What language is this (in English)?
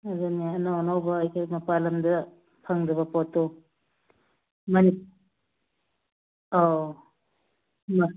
Manipuri